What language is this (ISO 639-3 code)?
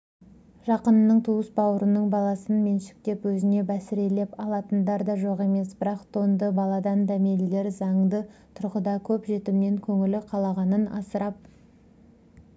kaz